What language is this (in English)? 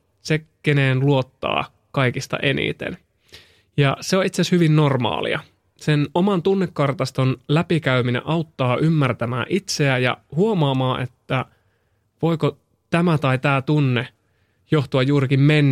Finnish